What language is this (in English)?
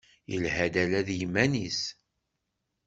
Kabyle